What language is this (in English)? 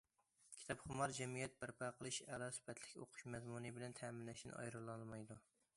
Uyghur